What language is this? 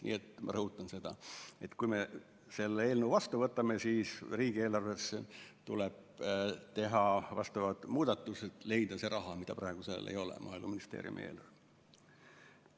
Estonian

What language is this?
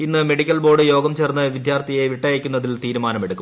Malayalam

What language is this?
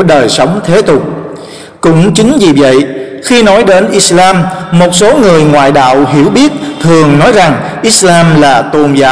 Vietnamese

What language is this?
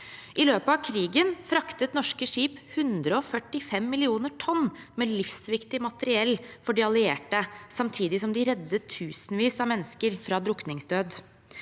Norwegian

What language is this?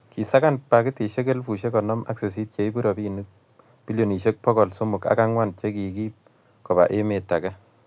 Kalenjin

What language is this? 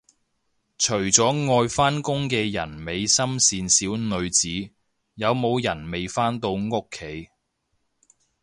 Cantonese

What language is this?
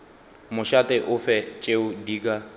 Northern Sotho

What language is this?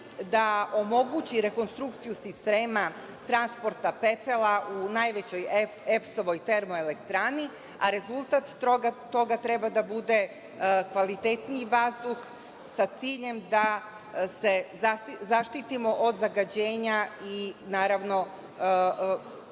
Serbian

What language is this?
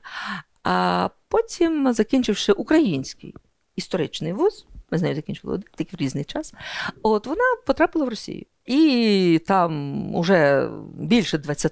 Ukrainian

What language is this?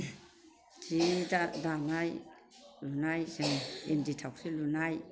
Bodo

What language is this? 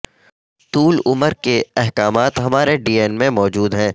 Urdu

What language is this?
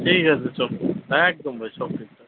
Bangla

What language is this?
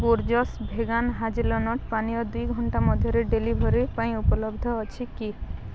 Odia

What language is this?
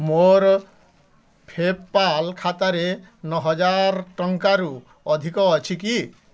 Odia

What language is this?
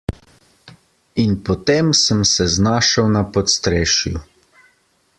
Slovenian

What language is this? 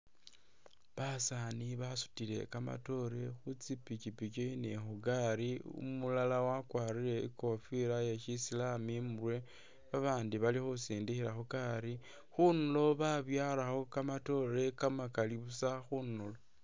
Masaaba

